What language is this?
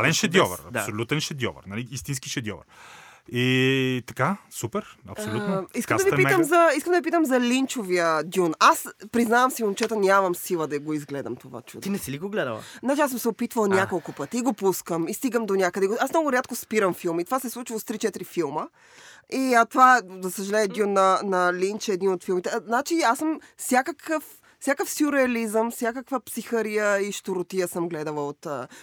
Bulgarian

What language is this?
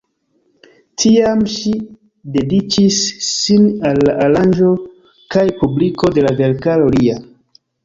Esperanto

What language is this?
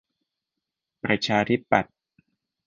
Thai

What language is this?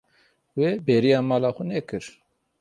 Kurdish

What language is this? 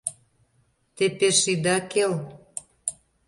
Mari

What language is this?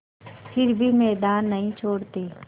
Hindi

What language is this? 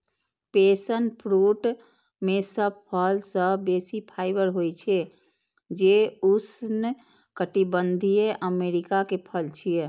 Maithili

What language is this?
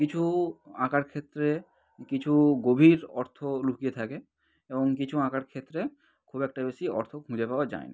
Bangla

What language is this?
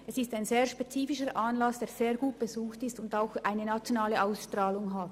Swiss German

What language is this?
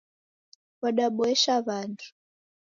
Taita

